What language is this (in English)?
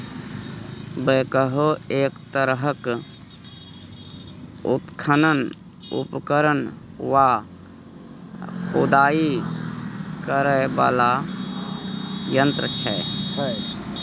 Maithili